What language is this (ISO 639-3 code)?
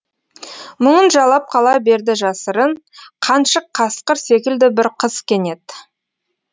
kaz